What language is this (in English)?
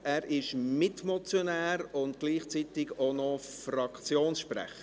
Swiss German